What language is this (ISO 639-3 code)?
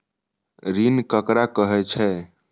mai